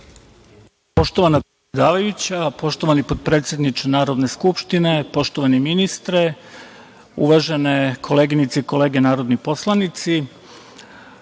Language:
Serbian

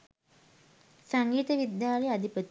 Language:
Sinhala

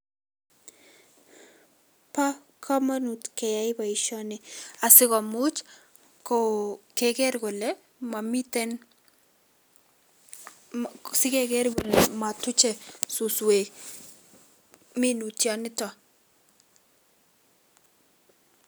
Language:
Kalenjin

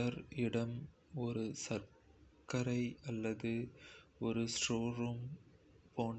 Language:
Kota (India)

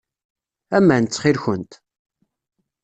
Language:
Kabyle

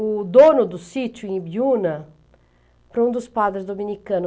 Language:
Portuguese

